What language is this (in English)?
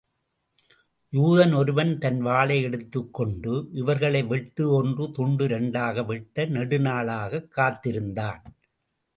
Tamil